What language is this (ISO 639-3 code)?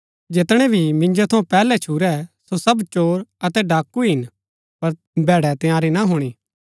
gbk